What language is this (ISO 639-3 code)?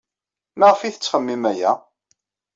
kab